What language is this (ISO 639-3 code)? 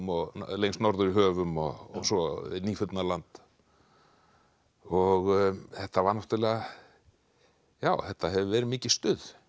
isl